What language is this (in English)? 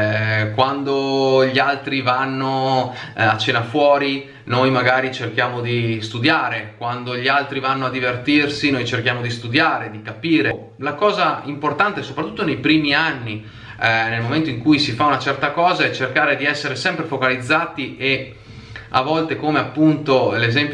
Italian